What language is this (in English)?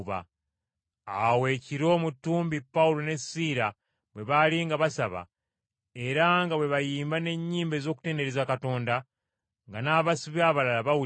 Ganda